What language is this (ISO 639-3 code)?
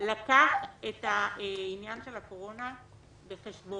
heb